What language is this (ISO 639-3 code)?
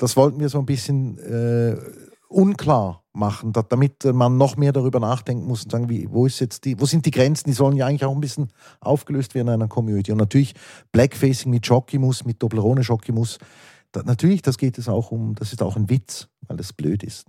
deu